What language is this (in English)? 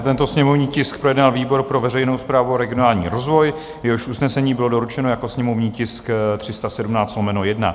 Czech